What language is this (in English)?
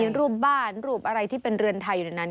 Thai